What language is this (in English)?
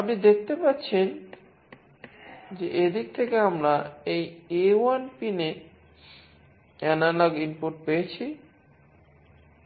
Bangla